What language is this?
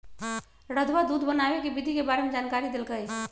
Magahi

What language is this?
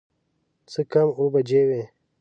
Pashto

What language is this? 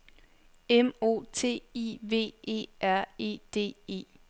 Danish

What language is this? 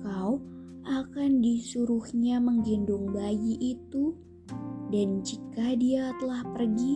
Indonesian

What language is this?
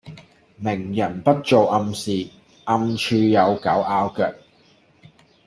Cantonese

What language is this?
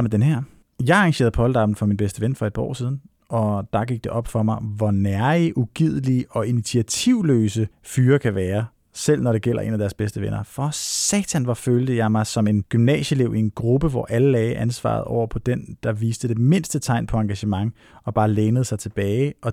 Danish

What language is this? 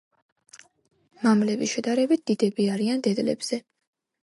Georgian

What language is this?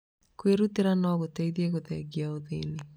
Kikuyu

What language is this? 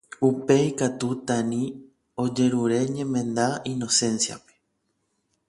Guarani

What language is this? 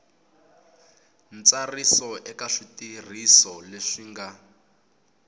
Tsonga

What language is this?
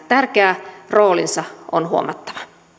Finnish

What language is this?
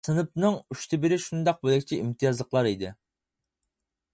Uyghur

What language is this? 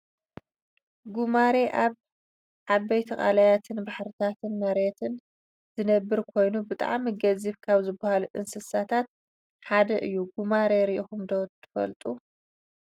Tigrinya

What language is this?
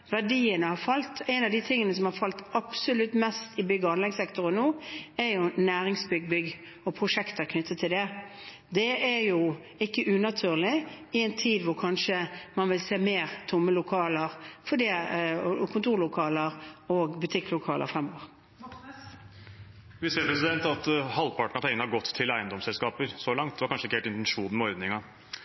Norwegian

